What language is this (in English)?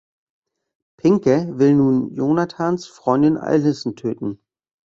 German